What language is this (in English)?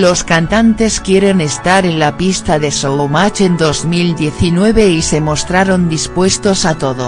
Spanish